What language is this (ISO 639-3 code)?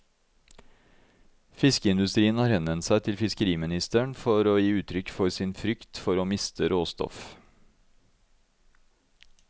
nor